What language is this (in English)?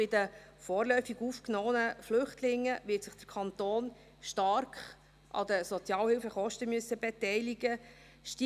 Swiss German